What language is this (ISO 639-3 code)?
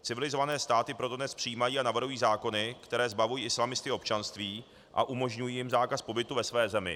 ces